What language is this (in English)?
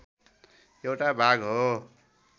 Nepali